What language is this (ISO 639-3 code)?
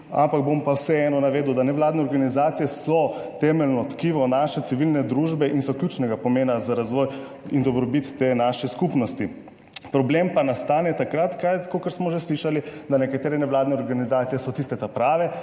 slv